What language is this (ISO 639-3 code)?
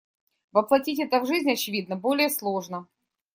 rus